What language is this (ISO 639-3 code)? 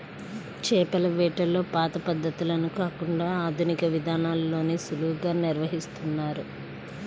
tel